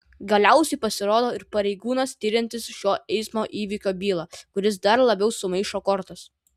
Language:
Lithuanian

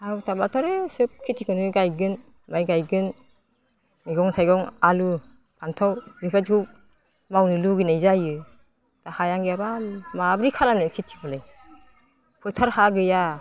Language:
Bodo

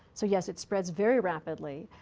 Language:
English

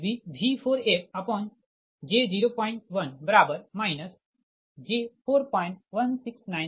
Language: Hindi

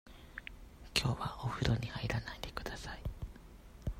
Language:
Japanese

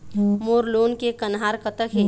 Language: Chhattisgarhi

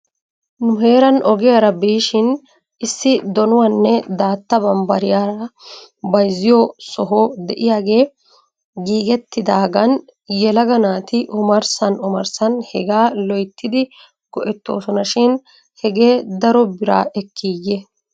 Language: Wolaytta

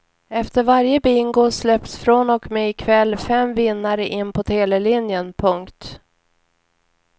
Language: Swedish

